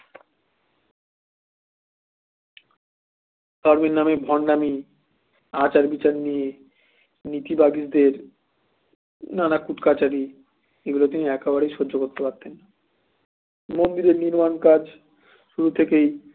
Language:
Bangla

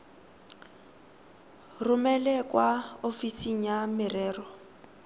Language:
Tswana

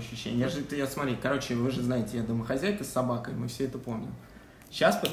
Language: Russian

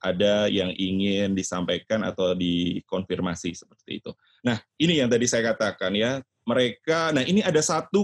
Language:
Indonesian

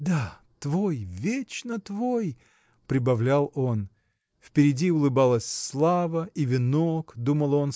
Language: Russian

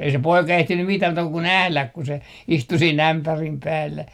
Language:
Finnish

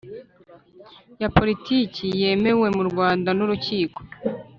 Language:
Kinyarwanda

